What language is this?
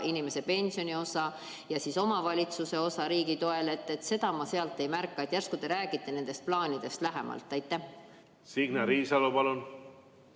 Estonian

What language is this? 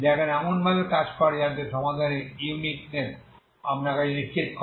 Bangla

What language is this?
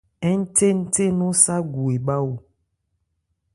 Ebrié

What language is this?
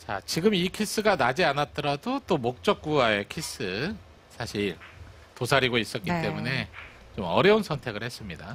Korean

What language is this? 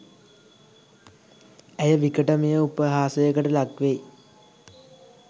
Sinhala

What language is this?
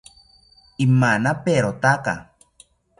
South Ucayali Ashéninka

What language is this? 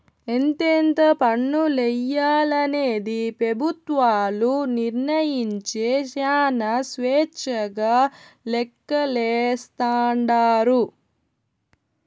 Telugu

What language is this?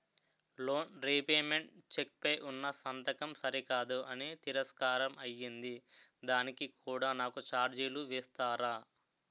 Telugu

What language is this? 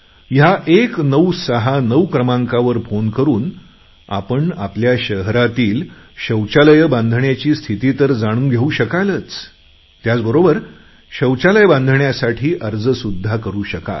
Marathi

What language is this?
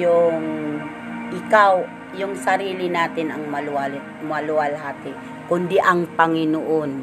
Filipino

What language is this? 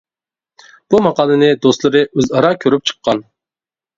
Uyghur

